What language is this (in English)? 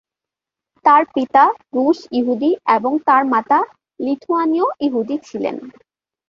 Bangla